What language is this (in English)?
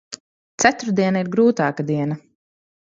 Latvian